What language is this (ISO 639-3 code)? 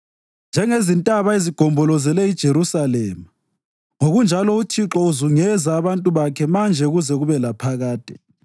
nde